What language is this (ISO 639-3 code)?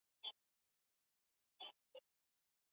swa